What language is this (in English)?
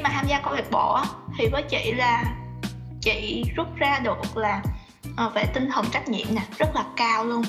Vietnamese